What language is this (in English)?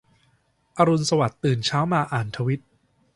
Thai